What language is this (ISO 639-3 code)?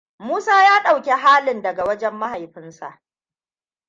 hau